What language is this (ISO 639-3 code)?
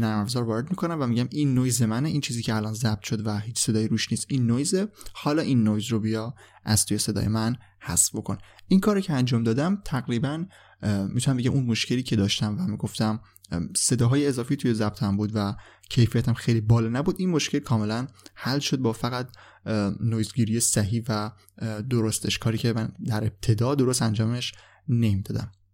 fas